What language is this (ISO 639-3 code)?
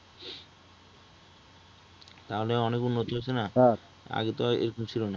ben